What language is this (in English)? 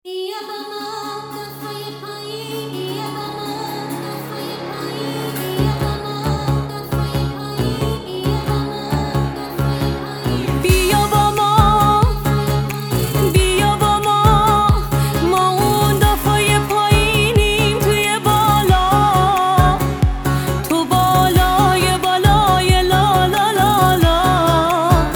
Persian